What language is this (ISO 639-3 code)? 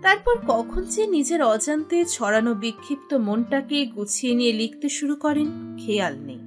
ben